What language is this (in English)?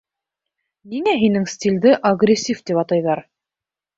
Bashkir